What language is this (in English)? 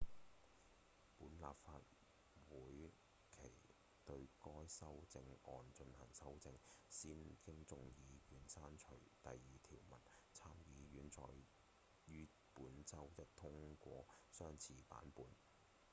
Cantonese